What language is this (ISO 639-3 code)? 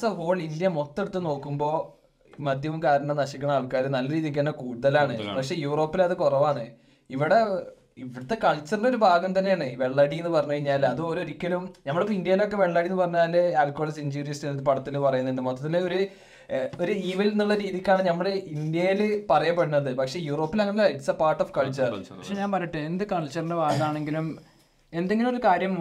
mal